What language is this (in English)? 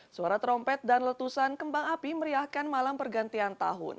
Indonesian